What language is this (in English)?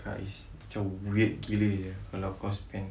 English